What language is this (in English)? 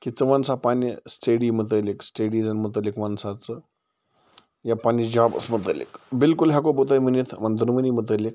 Kashmiri